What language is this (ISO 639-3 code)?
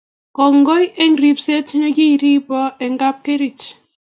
kln